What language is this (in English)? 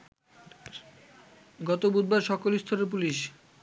Bangla